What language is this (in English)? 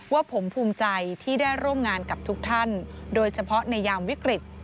Thai